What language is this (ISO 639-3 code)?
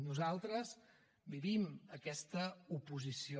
cat